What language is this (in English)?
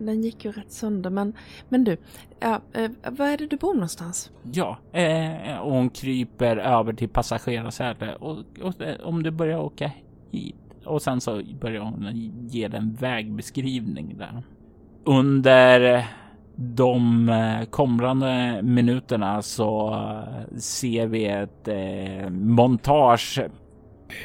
Swedish